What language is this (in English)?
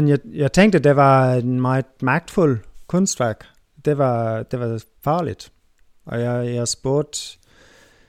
Danish